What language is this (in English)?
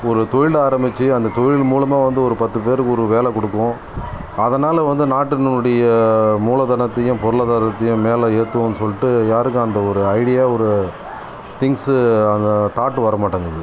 Tamil